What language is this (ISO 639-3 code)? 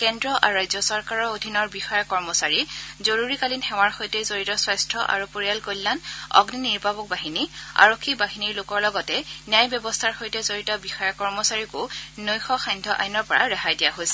asm